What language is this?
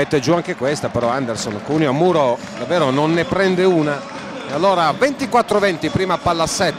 Italian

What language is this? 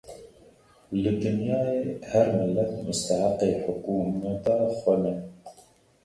Kurdish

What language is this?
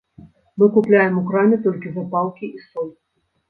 Belarusian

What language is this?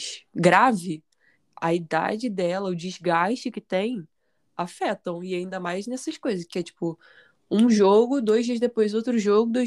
Portuguese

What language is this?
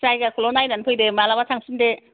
Bodo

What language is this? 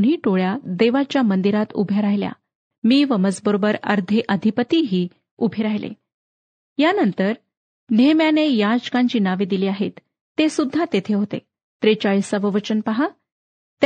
Marathi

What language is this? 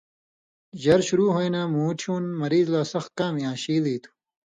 Indus Kohistani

